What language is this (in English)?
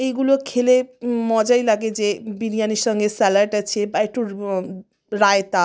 Bangla